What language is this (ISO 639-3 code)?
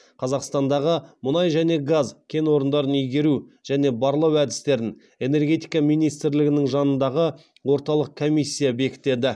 kaz